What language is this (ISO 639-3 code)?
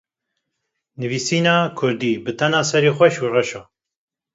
kur